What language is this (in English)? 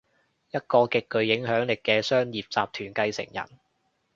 Cantonese